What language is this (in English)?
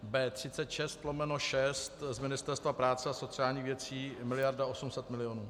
Czech